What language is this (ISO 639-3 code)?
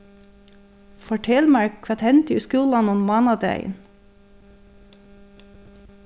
fao